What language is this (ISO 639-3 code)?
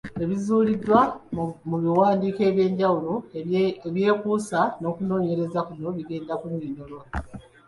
lug